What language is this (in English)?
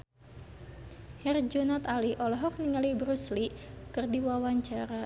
Sundanese